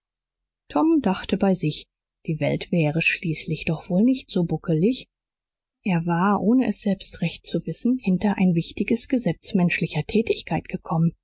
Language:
German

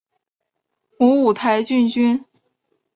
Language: Chinese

